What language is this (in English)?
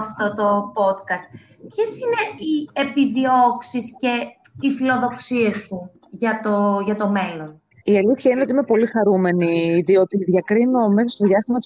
Greek